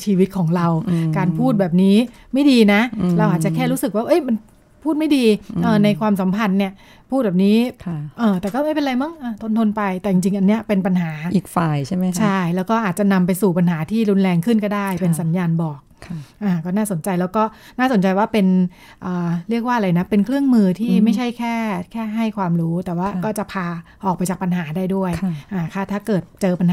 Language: Thai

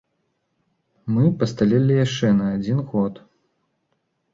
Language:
Belarusian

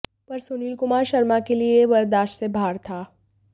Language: Hindi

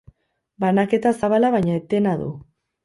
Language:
Basque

